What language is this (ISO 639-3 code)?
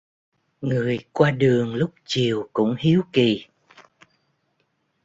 vie